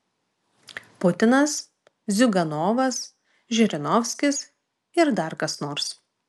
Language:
Lithuanian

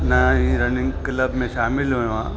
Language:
Sindhi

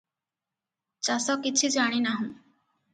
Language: Odia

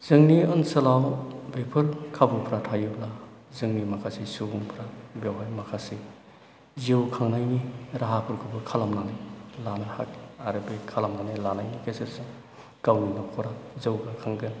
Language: Bodo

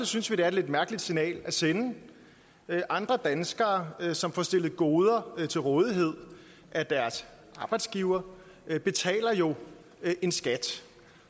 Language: Danish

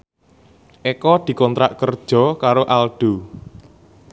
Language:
Javanese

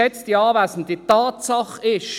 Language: Swiss German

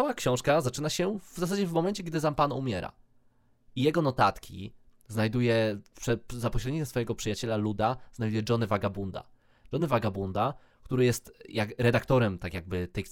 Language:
Polish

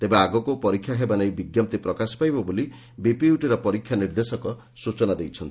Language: Odia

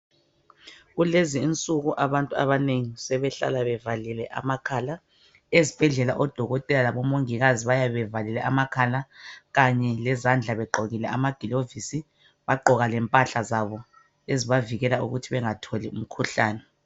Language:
North Ndebele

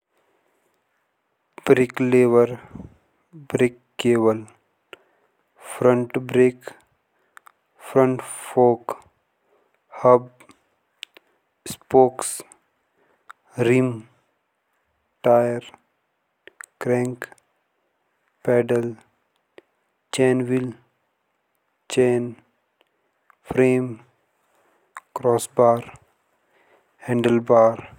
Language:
Jaunsari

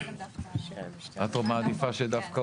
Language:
Hebrew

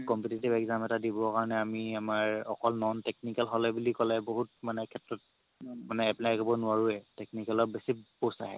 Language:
Assamese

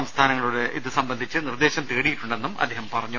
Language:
Malayalam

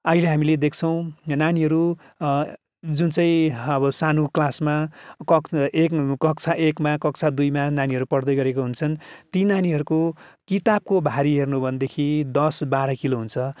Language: Nepali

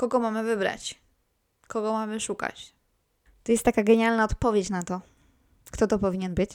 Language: Polish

